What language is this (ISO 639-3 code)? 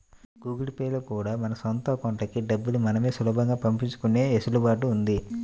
tel